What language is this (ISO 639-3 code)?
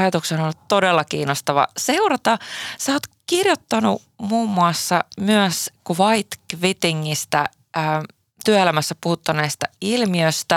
fin